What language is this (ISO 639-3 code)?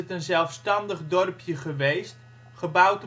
nld